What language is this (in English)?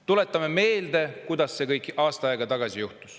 Estonian